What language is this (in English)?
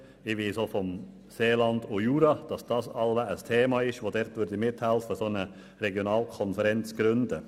Swiss German